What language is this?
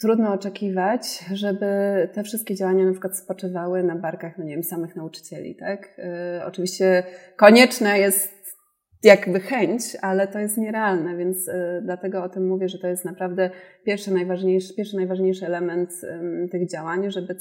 Polish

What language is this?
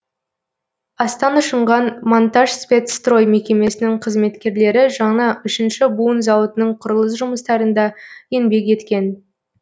Kazakh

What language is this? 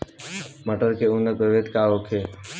Bhojpuri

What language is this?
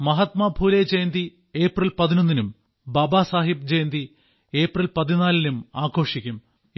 Malayalam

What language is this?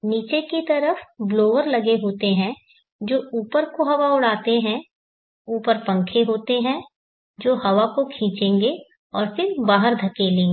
Hindi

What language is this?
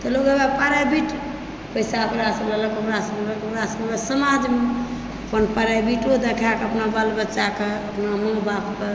Maithili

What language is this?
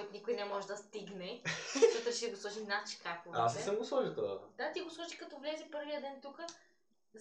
Bulgarian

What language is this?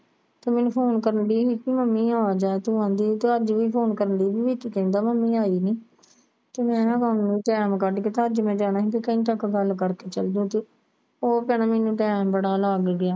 Punjabi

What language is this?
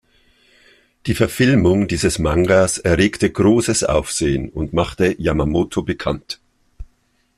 German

